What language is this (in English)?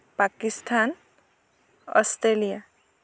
Assamese